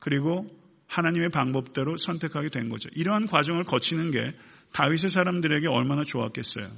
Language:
Korean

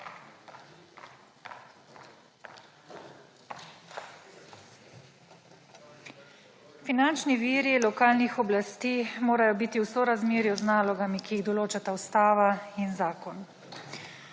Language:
Slovenian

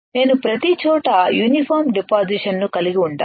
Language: Telugu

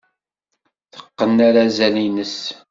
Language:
Kabyle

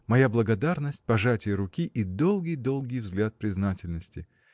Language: Russian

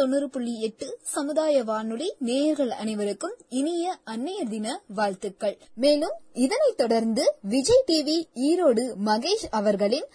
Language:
Tamil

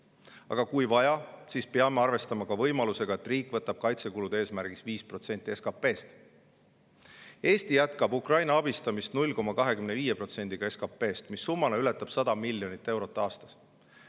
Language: Estonian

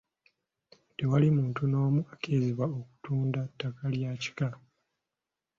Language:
Ganda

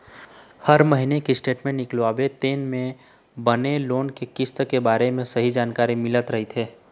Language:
Chhattisgarhi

